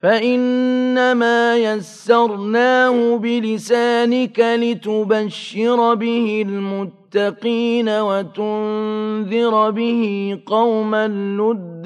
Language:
Arabic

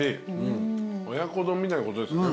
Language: Japanese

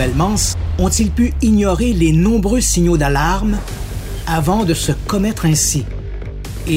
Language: French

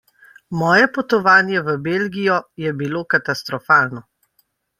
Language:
Slovenian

